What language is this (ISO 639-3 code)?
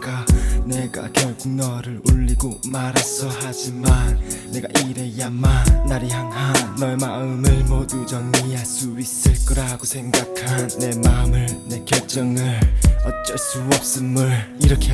kor